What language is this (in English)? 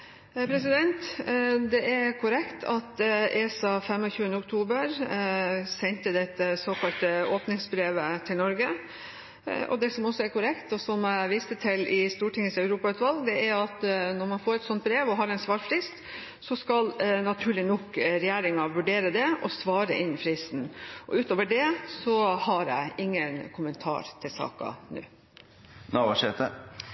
Norwegian